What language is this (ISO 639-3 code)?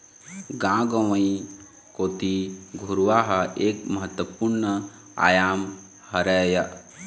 hne